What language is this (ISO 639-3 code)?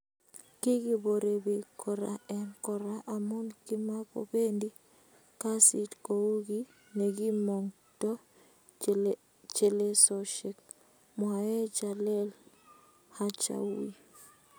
kln